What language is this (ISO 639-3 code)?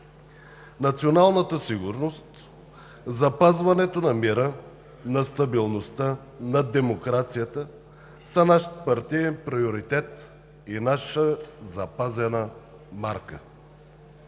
bul